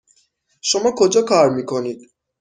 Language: Persian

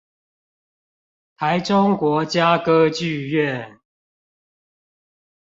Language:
Chinese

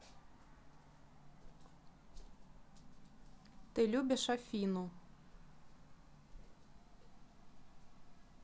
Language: Russian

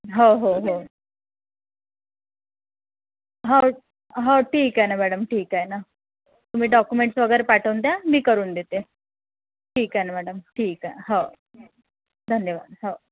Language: Marathi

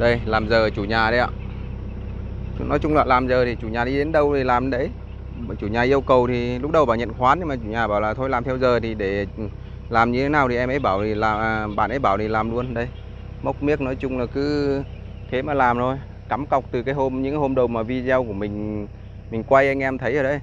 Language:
Vietnamese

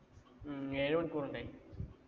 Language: Malayalam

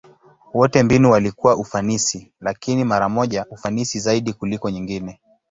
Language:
Swahili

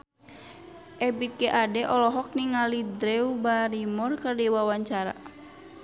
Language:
Sundanese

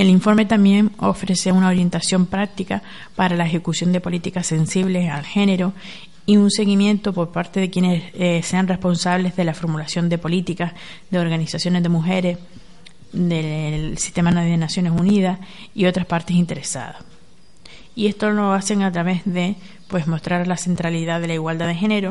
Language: Spanish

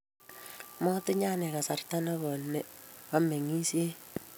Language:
Kalenjin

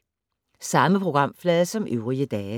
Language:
Danish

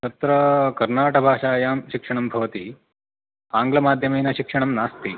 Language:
Sanskrit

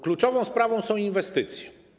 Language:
Polish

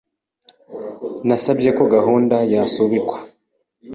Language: Kinyarwanda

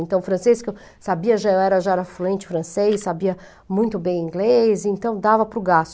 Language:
Portuguese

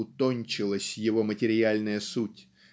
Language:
Russian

